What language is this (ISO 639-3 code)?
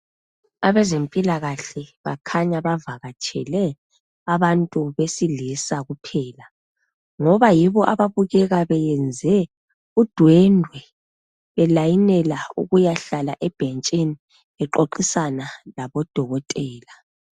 nde